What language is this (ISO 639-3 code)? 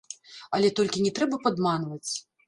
bel